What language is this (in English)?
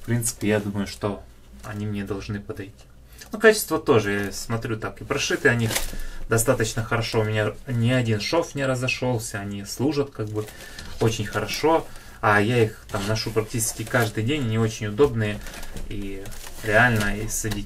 Russian